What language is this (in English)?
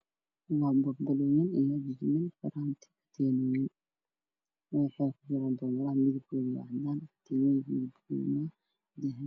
Somali